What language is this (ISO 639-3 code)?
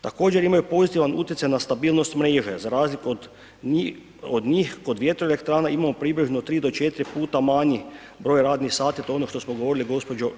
hrv